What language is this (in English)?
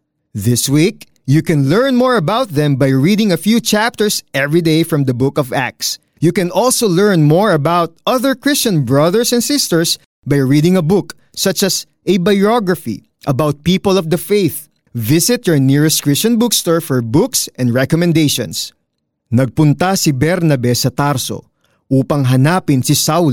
Filipino